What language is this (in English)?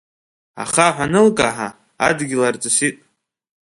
Abkhazian